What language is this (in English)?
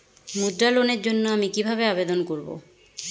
Bangla